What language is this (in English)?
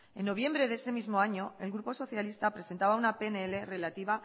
Spanish